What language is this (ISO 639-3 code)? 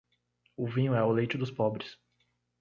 por